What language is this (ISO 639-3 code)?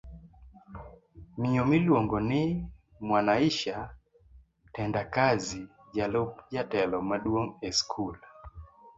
luo